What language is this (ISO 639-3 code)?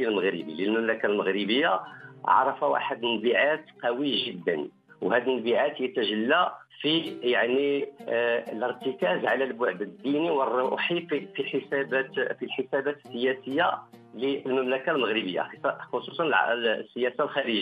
ara